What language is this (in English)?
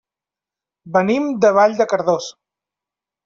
Catalan